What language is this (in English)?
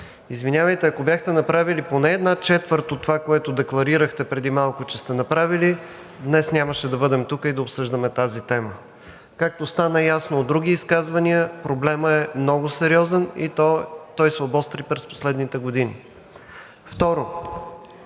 Bulgarian